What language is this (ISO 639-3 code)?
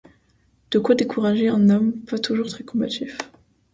fra